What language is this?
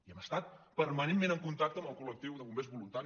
Catalan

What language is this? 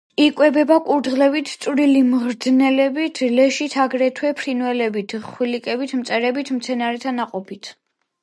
Georgian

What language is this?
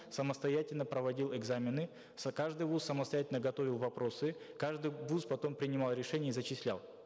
Kazakh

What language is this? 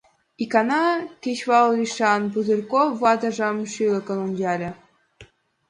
Mari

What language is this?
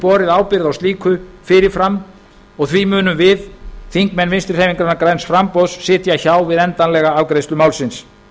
Icelandic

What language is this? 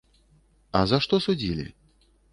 Belarusian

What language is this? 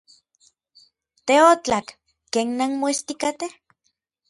Orizaba Nahuatl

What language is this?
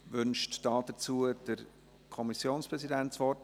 Swiss German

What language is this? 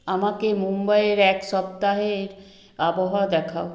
Bangla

